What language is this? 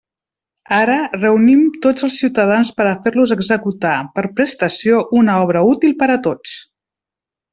Catalan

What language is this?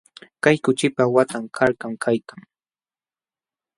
Jauja Wanca Quechua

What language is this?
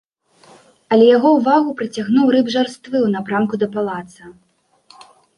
Belarusian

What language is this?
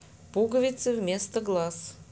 Russian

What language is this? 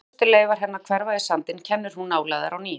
Icelandic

